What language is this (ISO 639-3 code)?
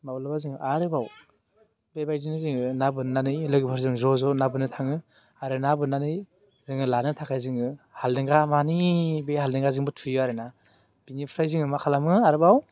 brx